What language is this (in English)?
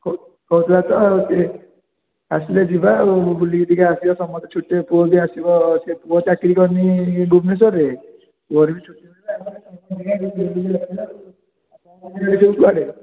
Odia